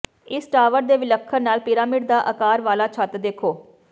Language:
Punjabi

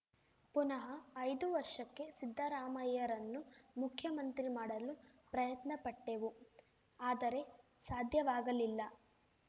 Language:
Kannada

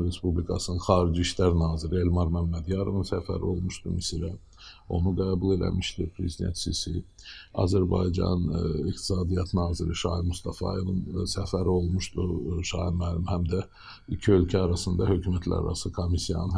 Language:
Turkish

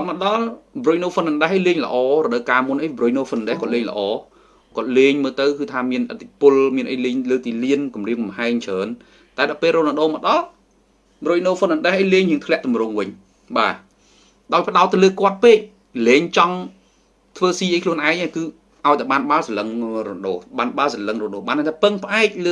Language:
Vietnamese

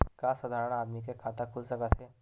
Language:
Chhattisgarhi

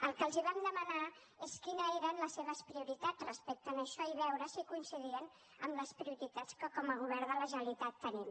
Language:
Catalan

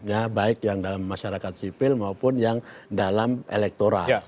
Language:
Indonesian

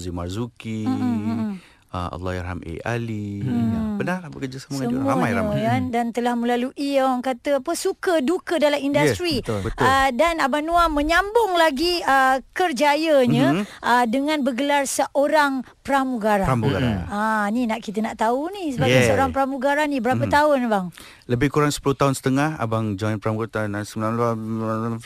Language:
Malay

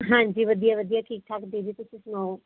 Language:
Punjabi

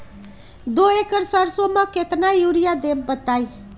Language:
Magahi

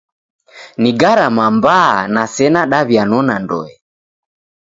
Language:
Taita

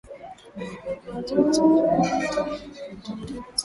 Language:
Swahili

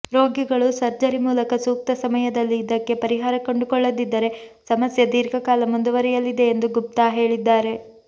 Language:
Kannada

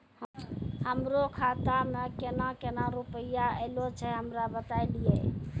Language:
Maithili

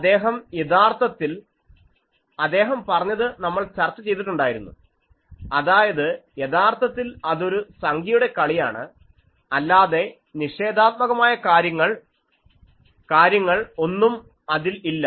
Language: Malayalam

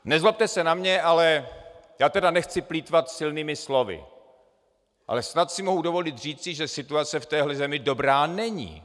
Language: Czech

